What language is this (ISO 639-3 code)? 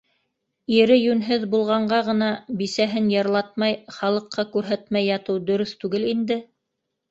bak